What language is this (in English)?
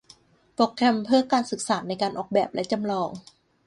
Thai